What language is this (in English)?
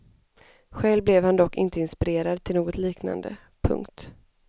Swedish